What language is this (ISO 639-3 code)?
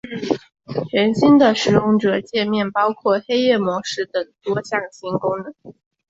zho